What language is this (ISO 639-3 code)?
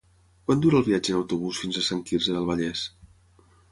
cat